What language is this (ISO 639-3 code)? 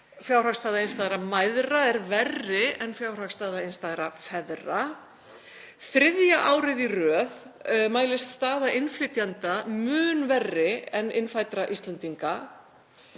isl